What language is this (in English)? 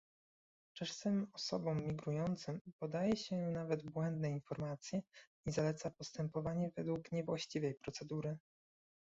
Polish